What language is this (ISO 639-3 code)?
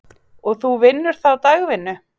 isl